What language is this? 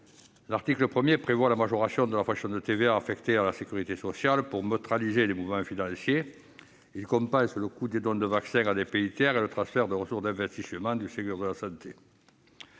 French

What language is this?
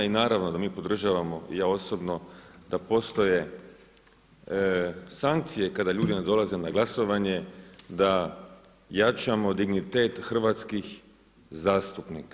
Croatian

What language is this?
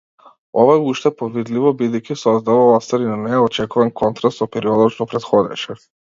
Macedonian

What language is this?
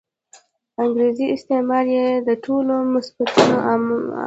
Pashto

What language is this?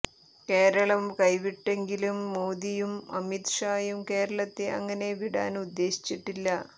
Malayalam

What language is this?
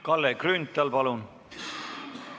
Estonian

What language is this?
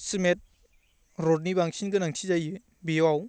Bodo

